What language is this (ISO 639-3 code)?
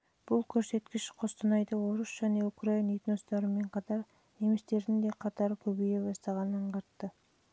kaz